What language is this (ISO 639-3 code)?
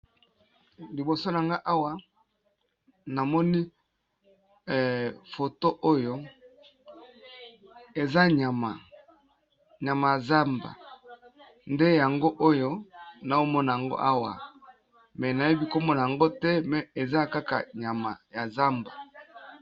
lin